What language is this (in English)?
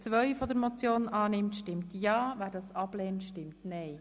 Swiss German